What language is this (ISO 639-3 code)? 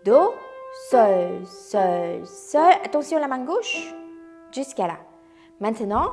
fra